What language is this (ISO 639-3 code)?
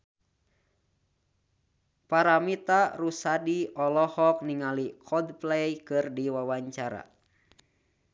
sun